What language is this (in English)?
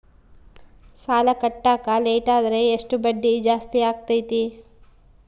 Kannada